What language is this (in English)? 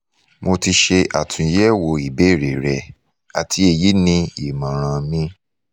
Yoruba